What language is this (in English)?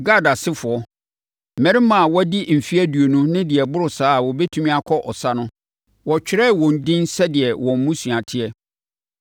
Akan